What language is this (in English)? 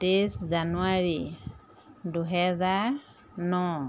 Assamese